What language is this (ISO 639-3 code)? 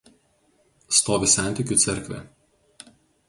lit